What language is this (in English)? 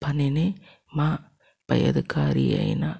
Telugu